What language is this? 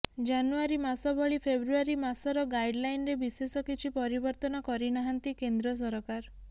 Odia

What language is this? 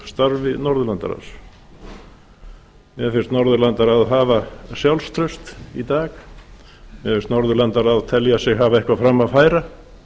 Icelandic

